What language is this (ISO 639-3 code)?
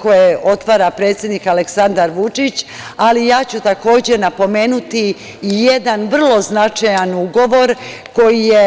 srp